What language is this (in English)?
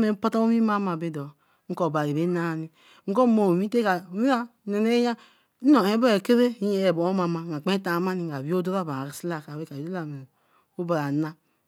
Eleme